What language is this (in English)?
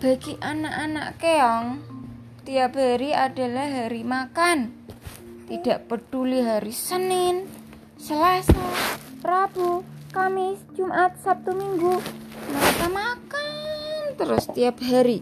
Indonesian